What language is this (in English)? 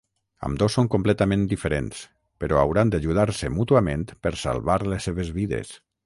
Catalan